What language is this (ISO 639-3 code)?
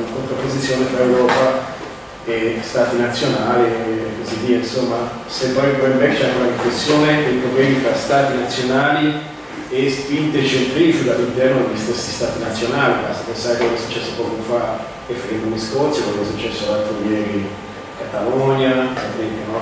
ita